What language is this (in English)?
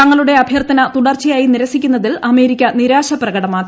Malayalam